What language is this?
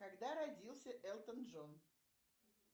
Russian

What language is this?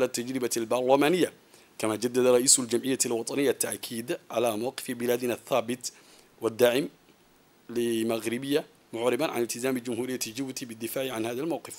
Arabic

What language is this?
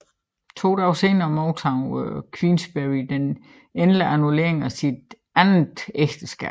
Danish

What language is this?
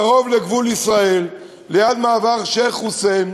Hebrew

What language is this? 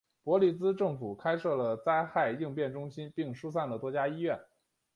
Chinese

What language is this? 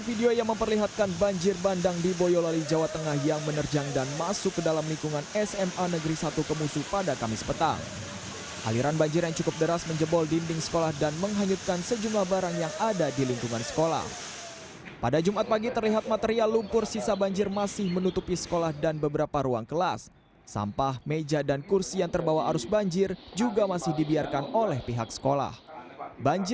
Indonesian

